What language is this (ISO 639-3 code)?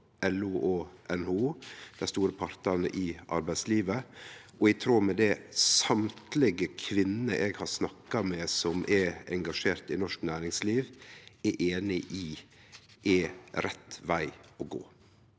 nor